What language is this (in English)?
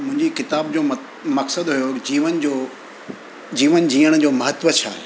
Sindhi